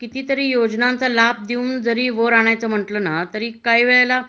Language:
Marathi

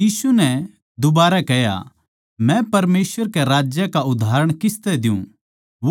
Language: Haryanvi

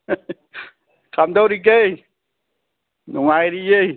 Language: Manipuri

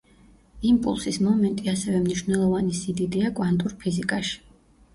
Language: Georgian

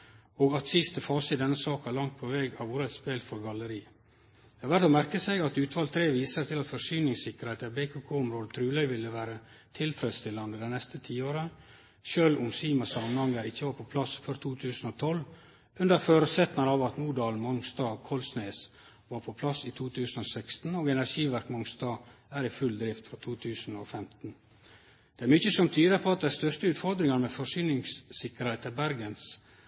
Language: Norwegian Nynorsk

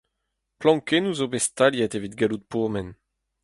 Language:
Breton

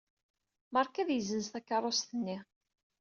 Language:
Kabyle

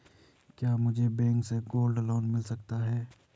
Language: Hindi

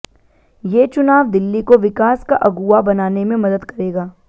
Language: Hindi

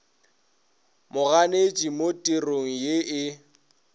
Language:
Northern Sotho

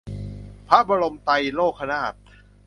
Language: Thai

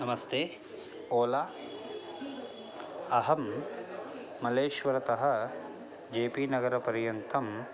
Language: Sanskrit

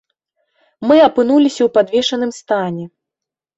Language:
Belarusian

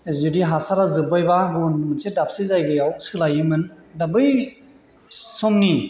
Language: Bodo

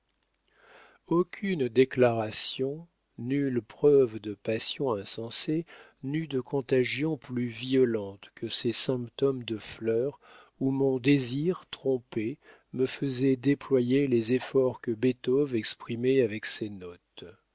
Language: French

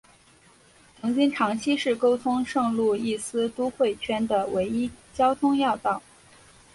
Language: Chinese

